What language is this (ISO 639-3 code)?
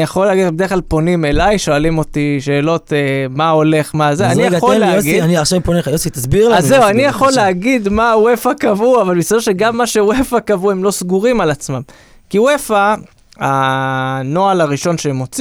heb